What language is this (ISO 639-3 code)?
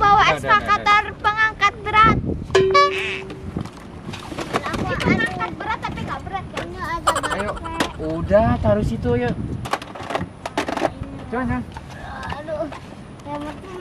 ind